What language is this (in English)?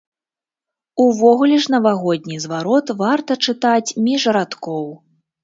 Belarusian